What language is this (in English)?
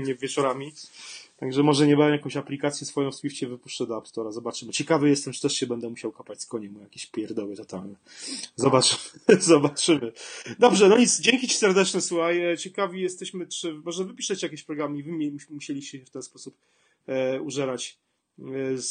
Polish